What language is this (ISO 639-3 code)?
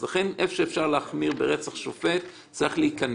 heb